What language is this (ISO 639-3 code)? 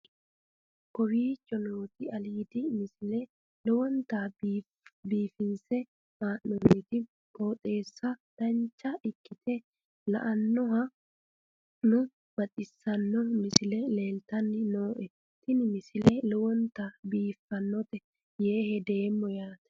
sid